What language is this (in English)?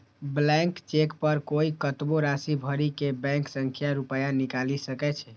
Maithili